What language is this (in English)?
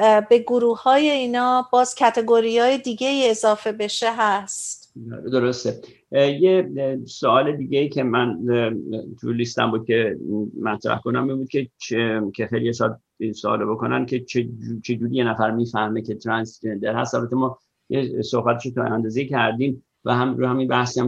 Persian